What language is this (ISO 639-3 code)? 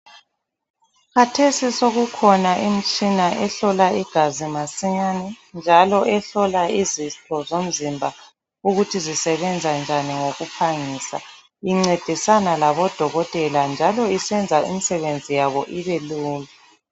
nde